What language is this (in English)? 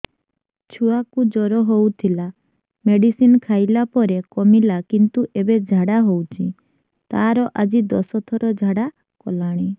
Odia